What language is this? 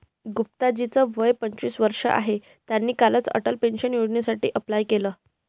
Marathi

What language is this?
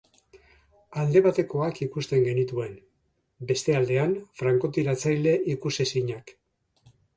Basque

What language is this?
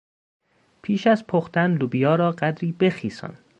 Persian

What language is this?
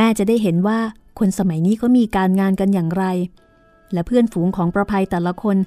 Thai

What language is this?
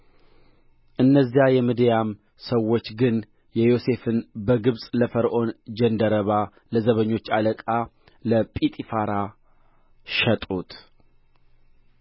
Amharic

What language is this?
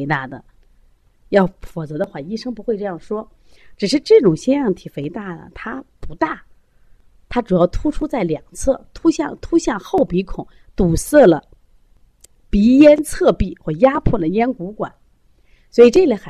Chinese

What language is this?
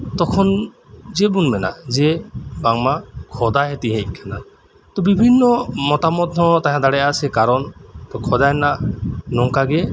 Santali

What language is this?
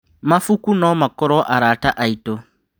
Kikuyu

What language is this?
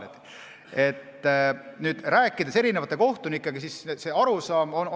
Estonian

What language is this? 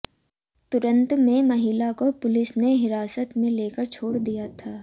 Hindi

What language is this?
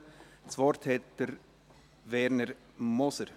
Swiss German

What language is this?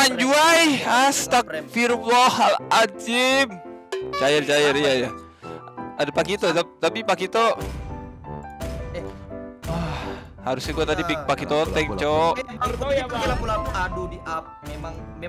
Indonesian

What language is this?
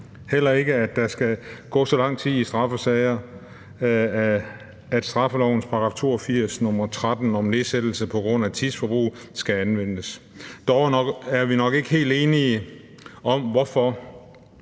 Danish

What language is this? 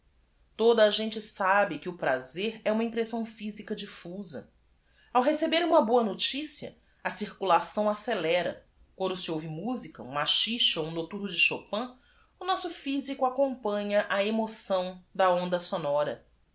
Portuguese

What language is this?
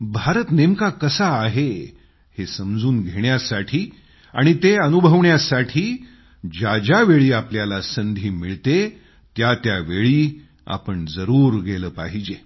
Marathi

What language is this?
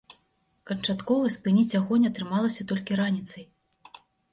Belarusian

